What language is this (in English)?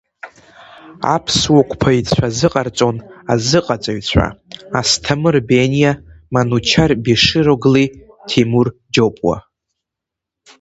Abkhazian